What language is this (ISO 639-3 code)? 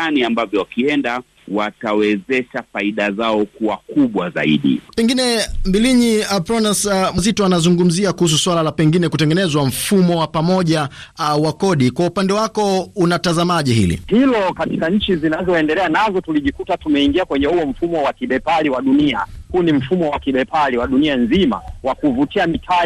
swa